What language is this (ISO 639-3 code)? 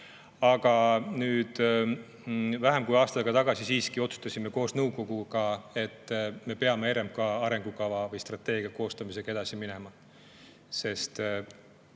est